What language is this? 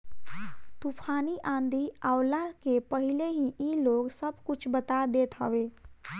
Bhojpuri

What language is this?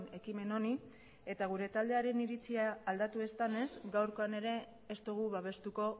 Basque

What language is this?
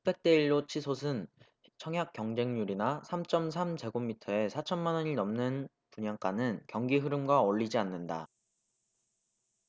Korean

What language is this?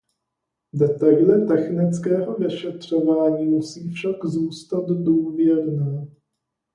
Czech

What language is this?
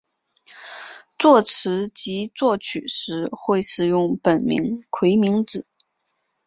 Chinese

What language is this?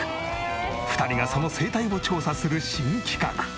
Japanese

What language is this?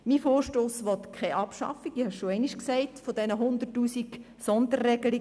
Swiss German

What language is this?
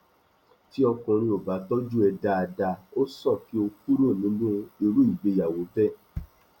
Yoruba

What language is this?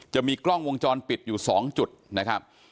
Thai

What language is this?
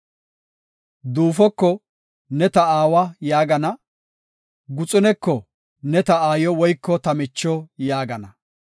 Gofa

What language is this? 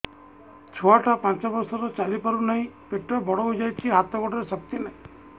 Odia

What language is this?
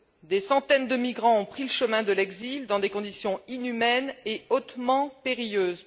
French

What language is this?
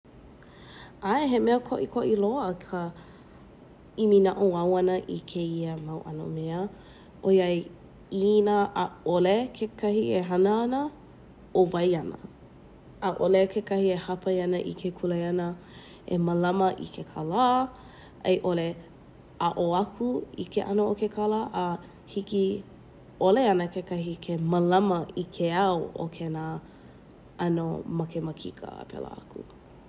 Hawaiian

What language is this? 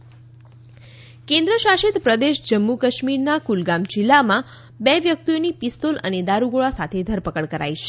Gujarati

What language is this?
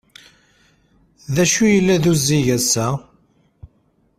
Kabyle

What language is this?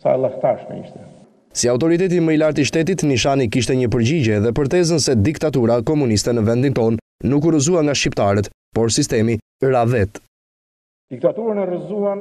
Romanian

